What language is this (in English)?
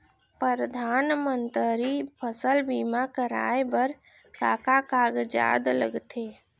Chhattisgarhi